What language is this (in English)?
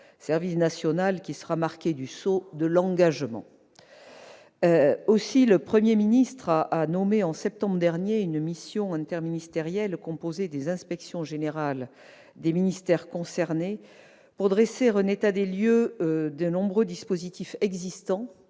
French